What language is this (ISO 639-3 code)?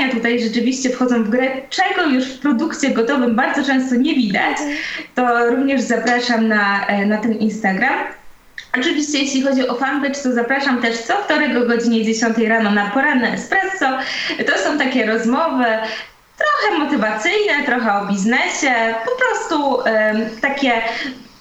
pol